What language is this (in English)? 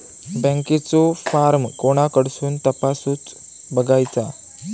Marathi